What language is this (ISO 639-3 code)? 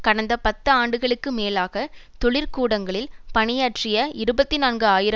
tam